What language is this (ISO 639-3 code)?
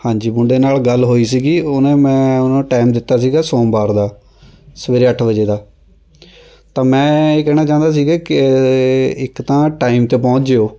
pan